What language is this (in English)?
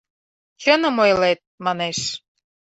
Mari